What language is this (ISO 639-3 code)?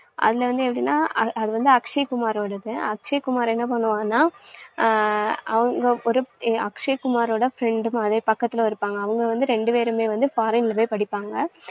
tam